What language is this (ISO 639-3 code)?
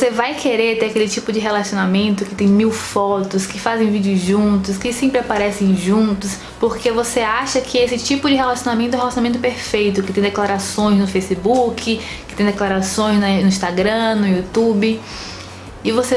por